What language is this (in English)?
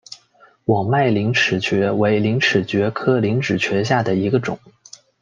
Chinese